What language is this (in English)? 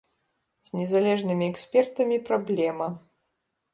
Belarusian